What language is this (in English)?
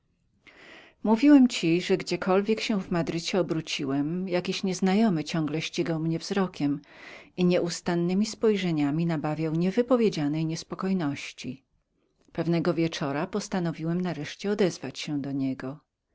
Polish